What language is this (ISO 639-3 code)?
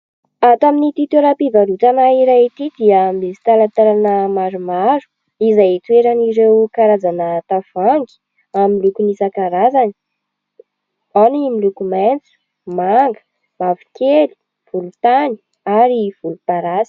mlg